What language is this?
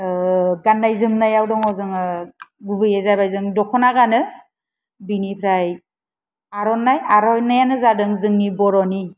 Bodo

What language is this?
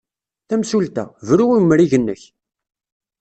Kabyle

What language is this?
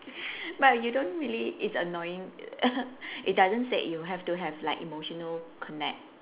English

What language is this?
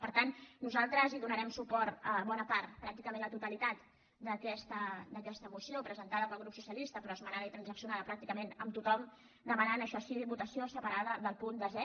Catalan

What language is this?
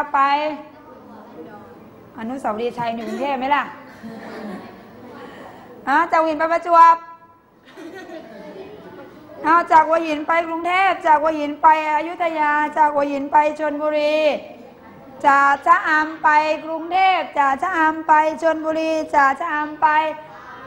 Thai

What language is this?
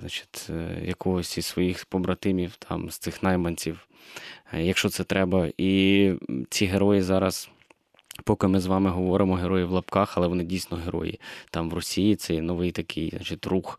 Ukrainian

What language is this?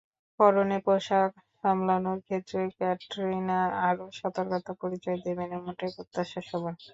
Bangla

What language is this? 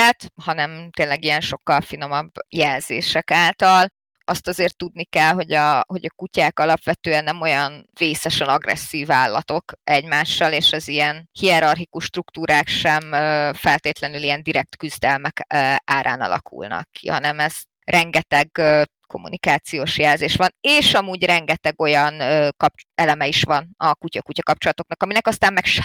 Hungarian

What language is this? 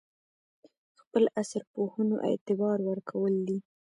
Pashto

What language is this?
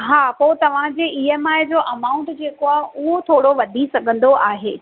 Sindhi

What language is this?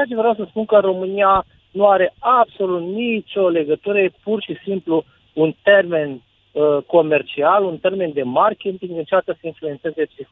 Romanian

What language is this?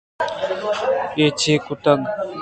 Eastern Balochi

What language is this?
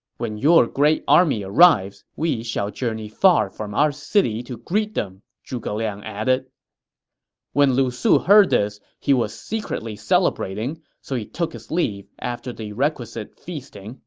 English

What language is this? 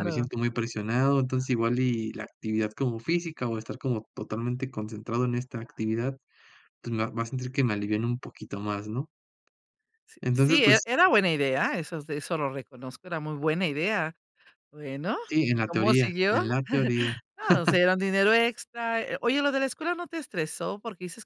Spanish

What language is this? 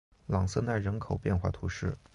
Chinese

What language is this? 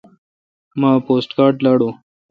Kalkoti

